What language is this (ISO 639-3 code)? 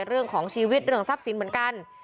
tha